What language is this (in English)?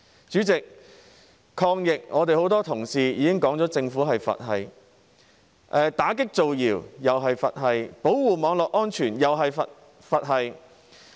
Cantonese